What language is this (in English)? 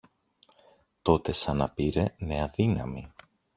Greek